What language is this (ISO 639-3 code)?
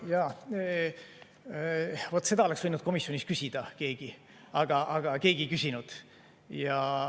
est